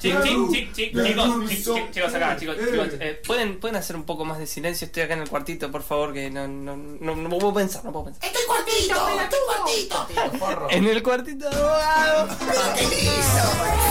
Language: Spanish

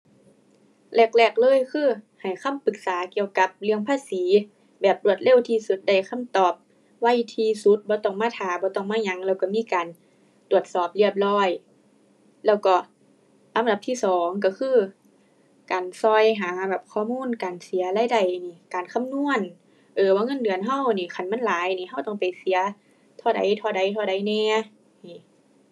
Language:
Thai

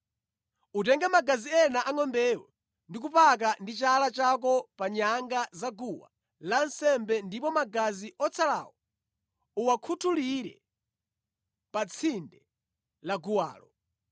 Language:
Nyanja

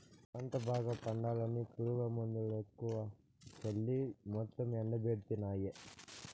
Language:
Telugu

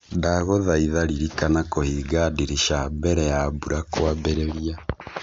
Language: Kikuyu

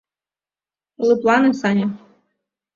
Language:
Mari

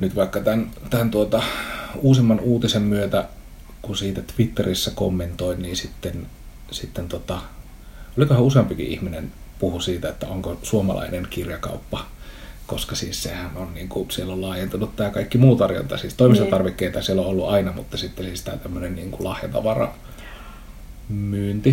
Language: Finnish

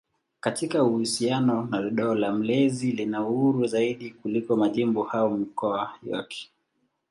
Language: Swahili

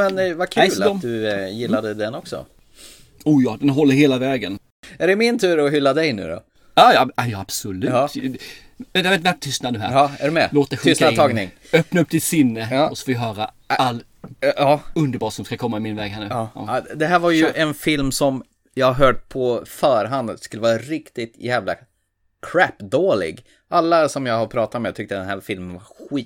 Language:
Swedish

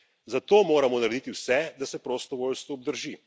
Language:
Slovenian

